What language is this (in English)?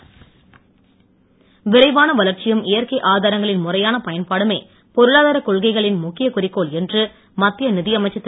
Tamil